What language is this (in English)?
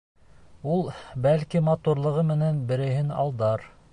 Bashkir